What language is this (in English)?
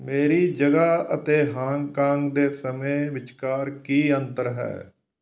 Punjabi